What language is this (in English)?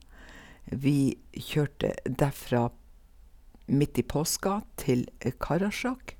Norwegian